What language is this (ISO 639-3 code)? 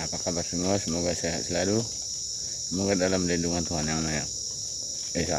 ind